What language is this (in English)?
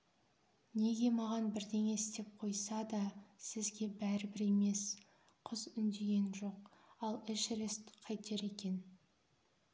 Kazakh